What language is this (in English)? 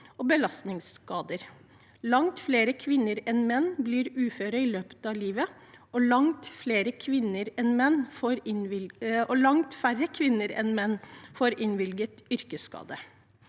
Norwegian